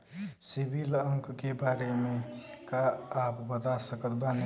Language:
Bhojpuri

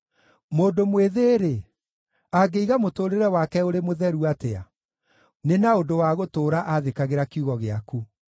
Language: Kikuyu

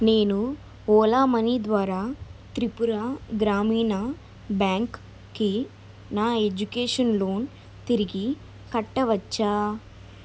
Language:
Telugu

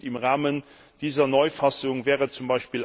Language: German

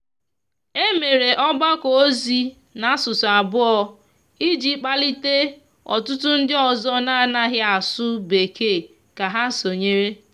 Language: Igbo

